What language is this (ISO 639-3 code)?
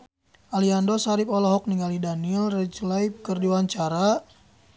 sun